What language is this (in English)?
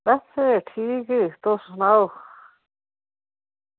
Dogri